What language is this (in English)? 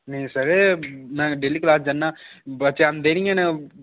Dogri